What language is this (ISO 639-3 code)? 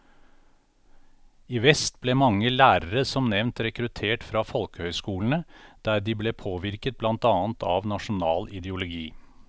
nor